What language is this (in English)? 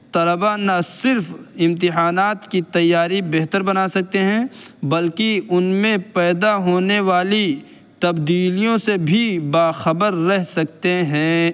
Urdu